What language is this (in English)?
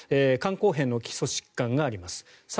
Japanese